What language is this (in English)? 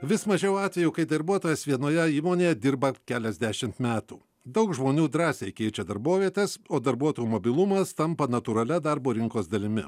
Lithuanian